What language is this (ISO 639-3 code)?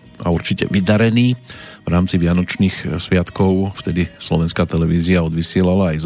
slk